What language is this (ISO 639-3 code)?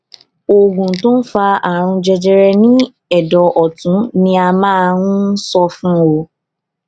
yor